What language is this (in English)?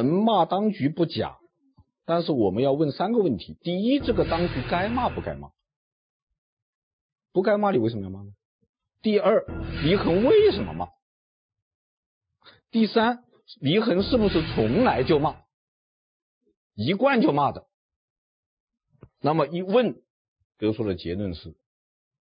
Chinese